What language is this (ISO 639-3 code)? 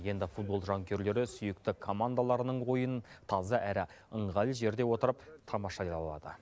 kaz